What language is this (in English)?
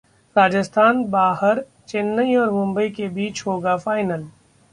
Hindi